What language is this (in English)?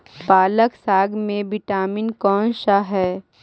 Magahi